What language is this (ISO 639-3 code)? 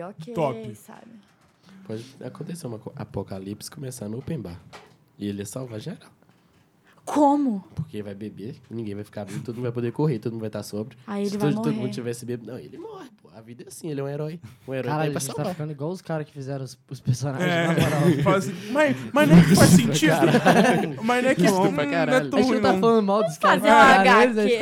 por